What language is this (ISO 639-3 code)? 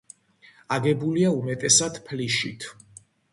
kat